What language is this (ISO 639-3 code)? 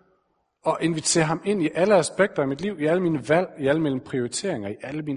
dan